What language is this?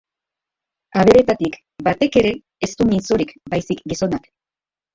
Basque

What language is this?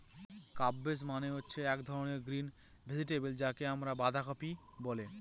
Bangla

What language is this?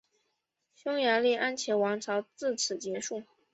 Chinese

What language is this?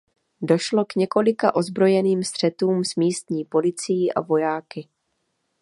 Czech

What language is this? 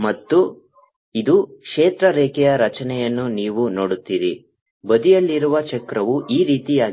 Kannada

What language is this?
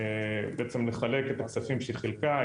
Hebrew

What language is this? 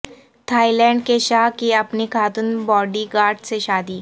Urdu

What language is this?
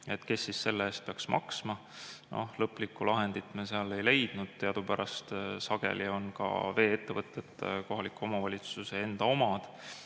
Estonian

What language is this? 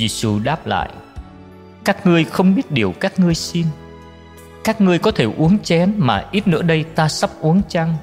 Vietnamese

